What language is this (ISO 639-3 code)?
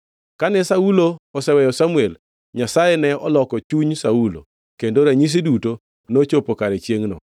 luo